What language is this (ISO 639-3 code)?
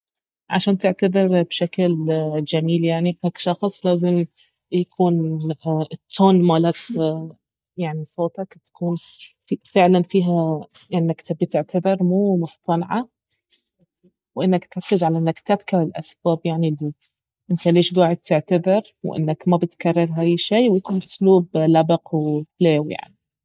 abv